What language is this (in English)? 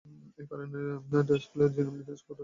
Bangla